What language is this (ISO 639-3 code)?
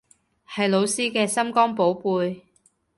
yue